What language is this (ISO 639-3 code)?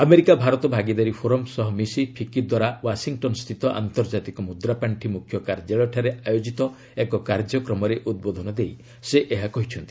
ori